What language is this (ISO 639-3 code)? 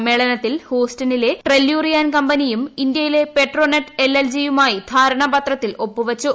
mal